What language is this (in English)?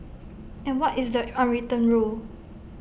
English